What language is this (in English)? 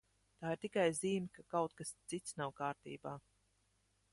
Latvian